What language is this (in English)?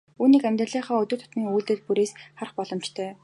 Mongolian